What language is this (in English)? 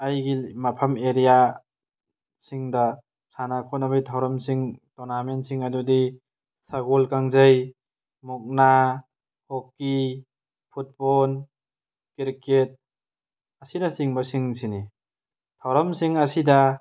Manipuri